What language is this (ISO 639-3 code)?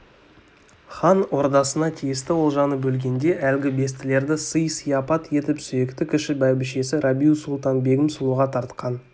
kaz